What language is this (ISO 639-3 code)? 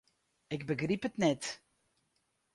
fry